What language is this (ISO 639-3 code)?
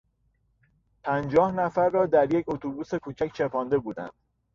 fas